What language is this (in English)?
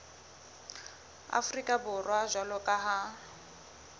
Southern Sotho